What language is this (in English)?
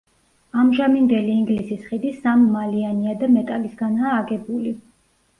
Georgian